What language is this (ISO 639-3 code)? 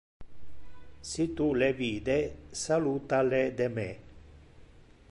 ina